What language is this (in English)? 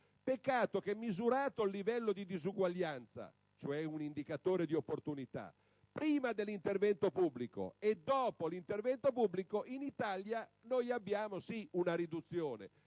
Italian